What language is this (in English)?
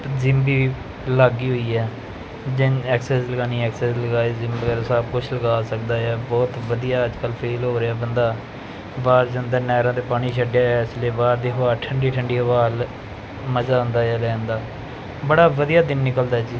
Punjabi